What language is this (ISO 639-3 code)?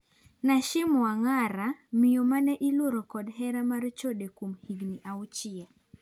luo